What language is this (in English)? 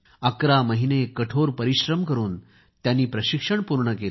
Marathi